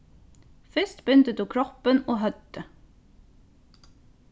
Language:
Faroese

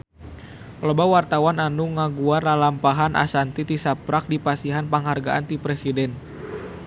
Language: Sundanese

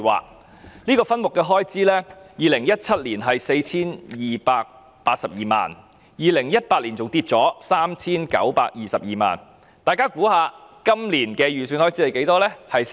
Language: Cantonese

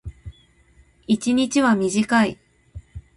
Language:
Japanese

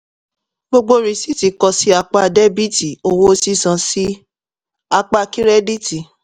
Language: Yoruba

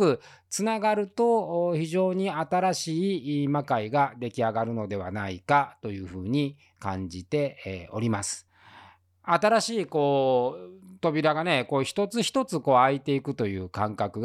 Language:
Japanese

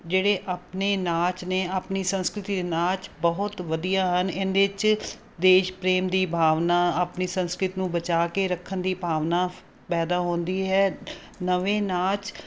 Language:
Punjabi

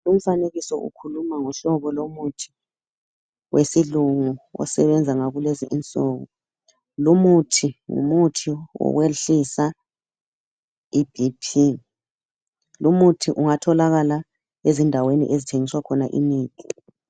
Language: North Ndebele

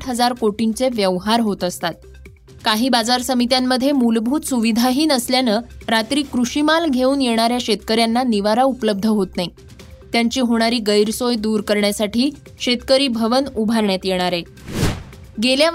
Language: Marathi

